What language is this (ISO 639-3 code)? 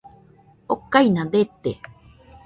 hux